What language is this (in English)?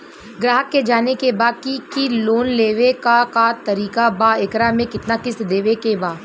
Bhojpuri